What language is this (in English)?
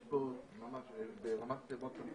Hebrew